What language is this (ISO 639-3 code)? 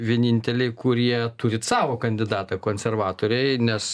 lit